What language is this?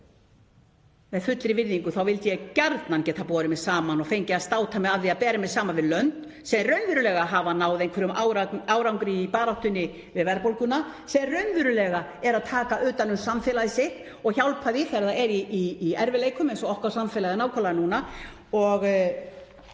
Icelandic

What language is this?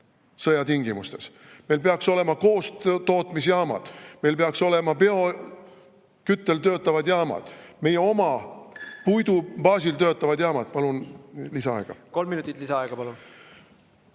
Estonian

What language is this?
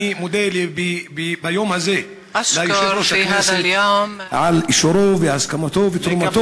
Hebrew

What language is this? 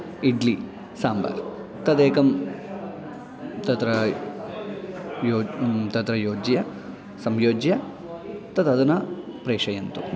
Sanskrit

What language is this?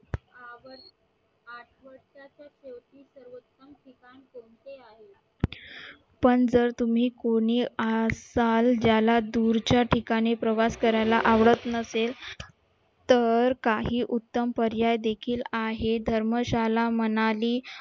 Marathi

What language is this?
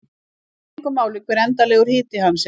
Icelandic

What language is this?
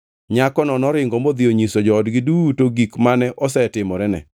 Luo (Kenya and Tanzania)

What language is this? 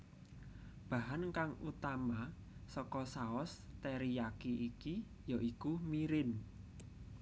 Javanese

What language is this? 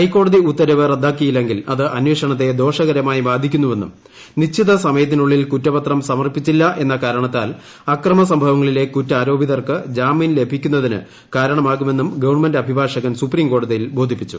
Malayalam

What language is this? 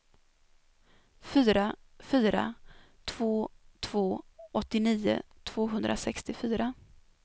Swedish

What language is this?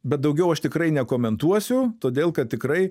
Lithuanian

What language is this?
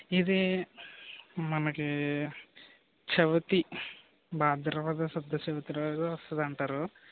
Telugu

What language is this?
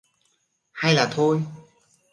Vietnamese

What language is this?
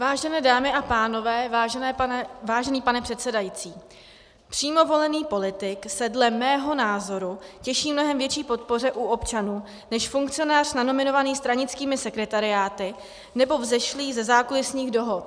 Czech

